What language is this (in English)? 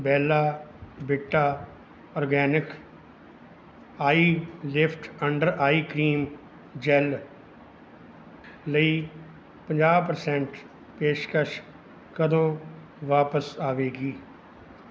Punjabi